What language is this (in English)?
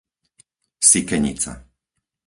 Slovak